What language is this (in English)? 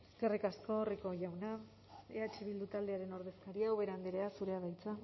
Basque